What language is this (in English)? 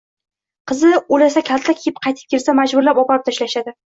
Uzbek